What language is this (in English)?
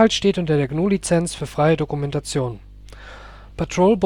German